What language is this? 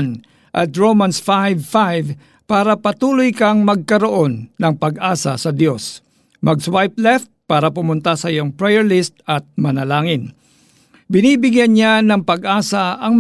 Filipino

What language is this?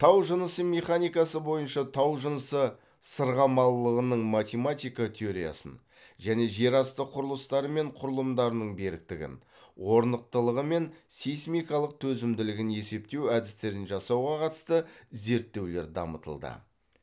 Kazakh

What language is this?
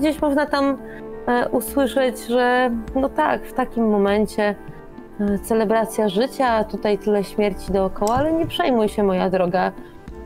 Polish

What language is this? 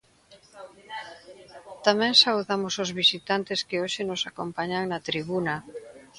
Galician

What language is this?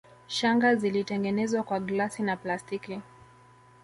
Swahili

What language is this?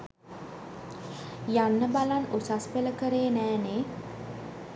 Sinhala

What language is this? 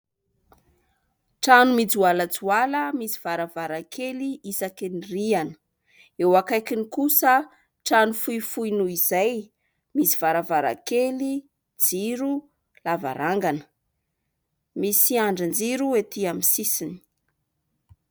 Malagasy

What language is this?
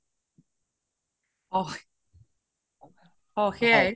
Assamese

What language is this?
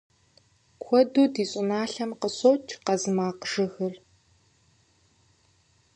Kabardian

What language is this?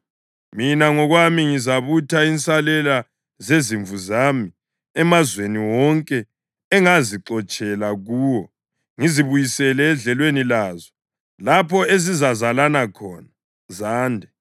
North Ndebele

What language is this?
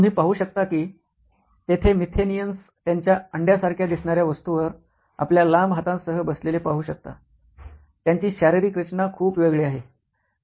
Marathi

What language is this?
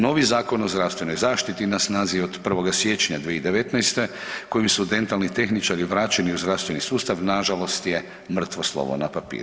Croatian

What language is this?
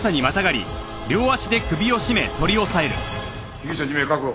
Japanese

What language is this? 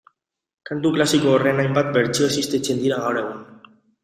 Basque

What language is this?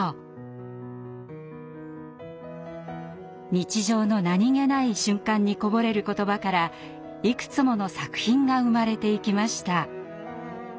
Japanese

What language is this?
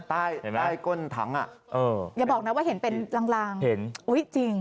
Thai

